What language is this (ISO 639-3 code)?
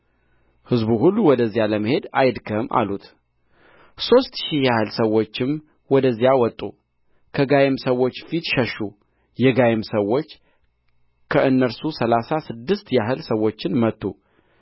amh